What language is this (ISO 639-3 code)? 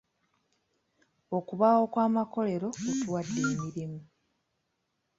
lug